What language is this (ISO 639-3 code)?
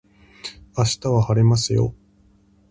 jpn